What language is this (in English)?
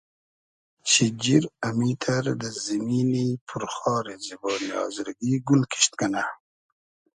Hazaragi